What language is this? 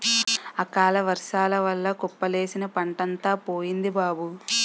Telugu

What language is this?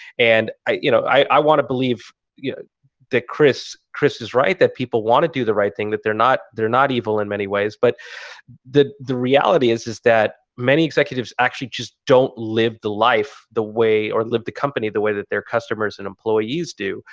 English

